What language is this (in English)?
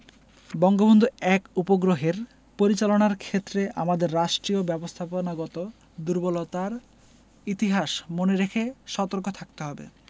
Bangla